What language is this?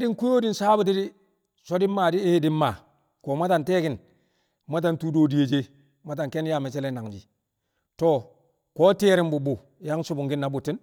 Kamo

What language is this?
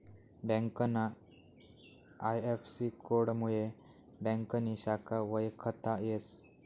Marathi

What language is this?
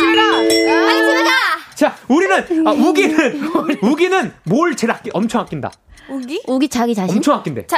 Korean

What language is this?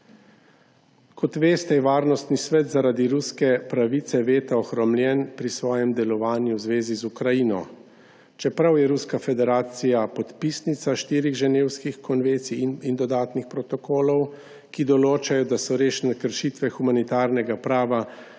Slovenian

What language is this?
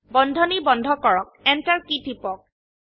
Assamese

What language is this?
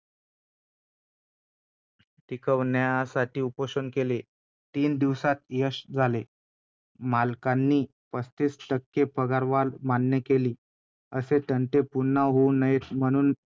Marathi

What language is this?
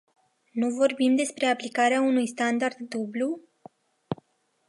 Romanian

